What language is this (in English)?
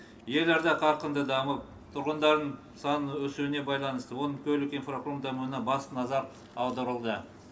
Kazakh